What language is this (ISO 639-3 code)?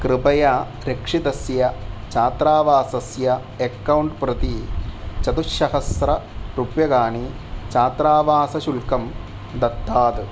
san